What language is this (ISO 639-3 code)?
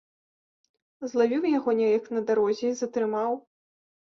bel